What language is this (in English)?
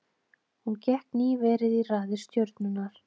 Icelandic